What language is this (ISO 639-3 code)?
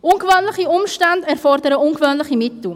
gsw